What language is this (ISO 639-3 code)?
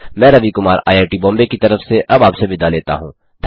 hin